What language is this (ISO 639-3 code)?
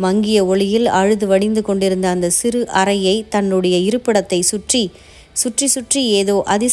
kor